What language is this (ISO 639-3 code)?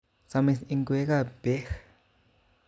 kln